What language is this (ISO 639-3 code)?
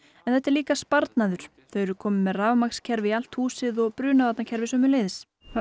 isl